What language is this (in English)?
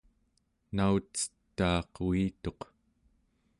Central Yupik